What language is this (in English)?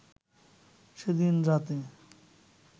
Bangla